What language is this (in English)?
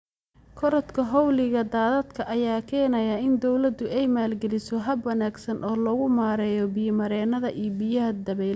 Somali